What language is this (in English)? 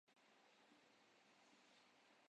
Urdu